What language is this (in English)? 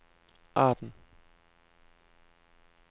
Danish